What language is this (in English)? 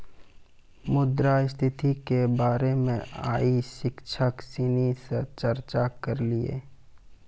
Maithili